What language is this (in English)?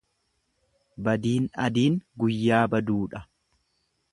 Oromo